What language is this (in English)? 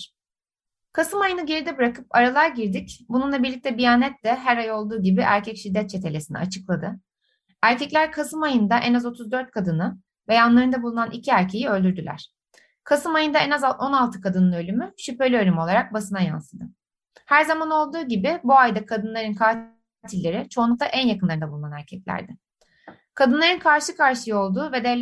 Turkish